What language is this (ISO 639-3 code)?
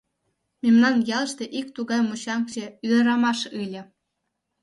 chm